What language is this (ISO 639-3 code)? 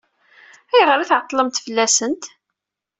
kab